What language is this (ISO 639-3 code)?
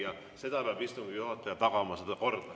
est